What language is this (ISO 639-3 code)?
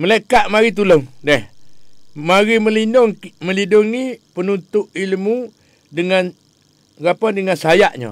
msa